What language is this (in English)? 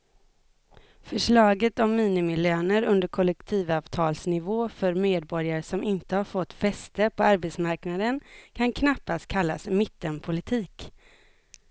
Swedish